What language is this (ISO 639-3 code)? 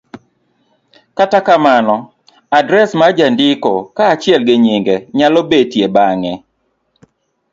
luo